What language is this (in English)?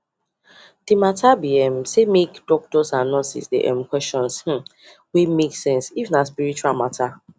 Nigerian Pidgin